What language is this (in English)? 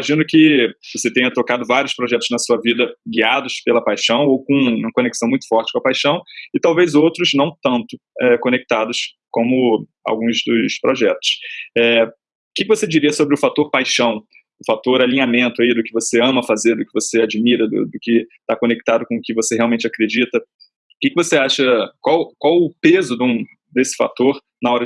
Portuguese